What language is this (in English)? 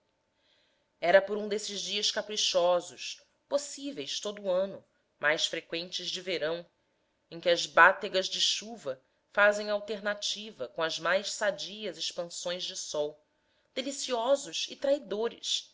Portuguese